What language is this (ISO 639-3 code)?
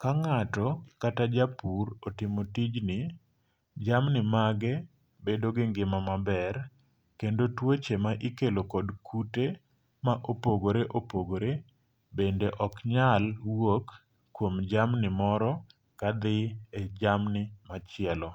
luo